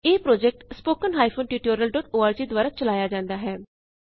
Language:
Punjabi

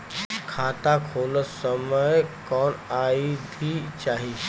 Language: Bhojpuri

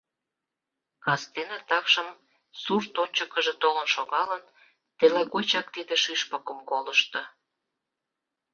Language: Mari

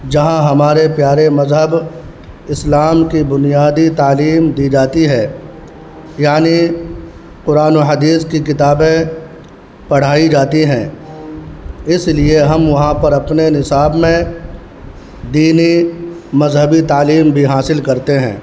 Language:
Urdu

